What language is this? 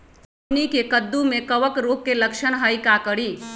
Magahi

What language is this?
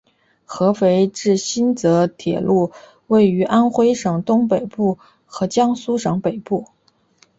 Chinese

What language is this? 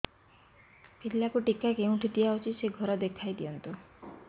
Odia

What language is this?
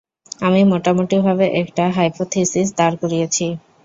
Bangla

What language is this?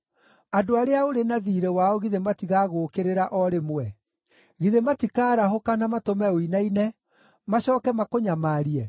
Kikuyu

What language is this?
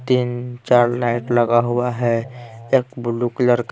Hindi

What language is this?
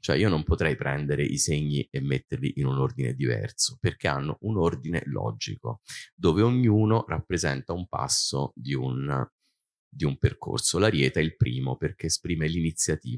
Italian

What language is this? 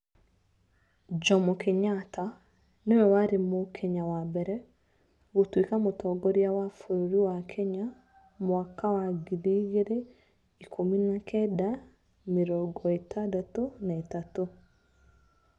Kikuyu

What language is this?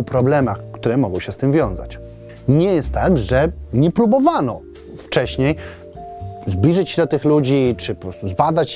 Polish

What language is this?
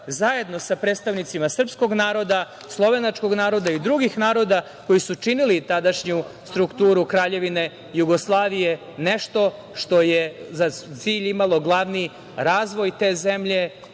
Serbian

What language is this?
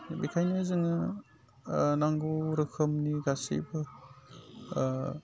Bodo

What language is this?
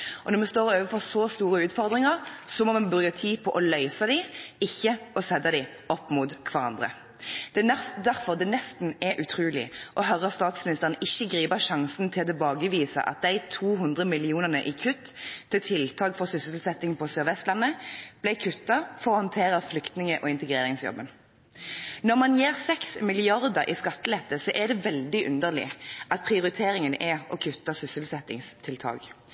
Norwegian Bokmål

